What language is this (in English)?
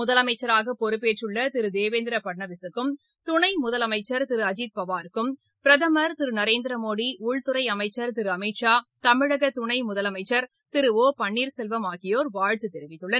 Tamil